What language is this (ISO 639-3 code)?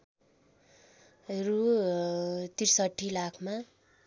nep